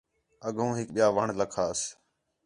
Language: Khetrani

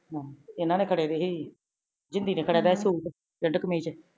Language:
Punjabi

